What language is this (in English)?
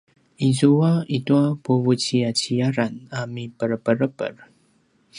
Paiwan